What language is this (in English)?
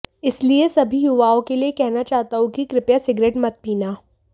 Hindi